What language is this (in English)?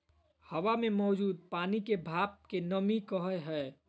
Magahi